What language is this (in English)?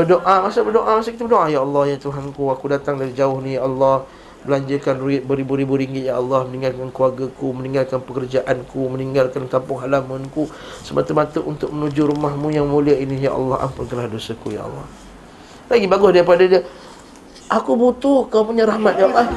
Malay